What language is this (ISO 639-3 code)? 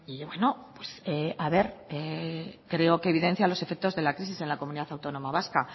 spa